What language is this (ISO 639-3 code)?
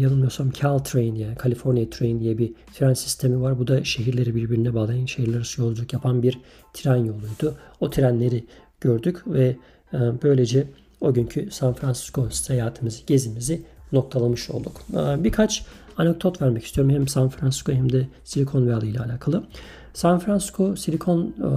tur